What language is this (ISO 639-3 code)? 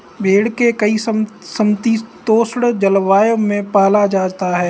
hin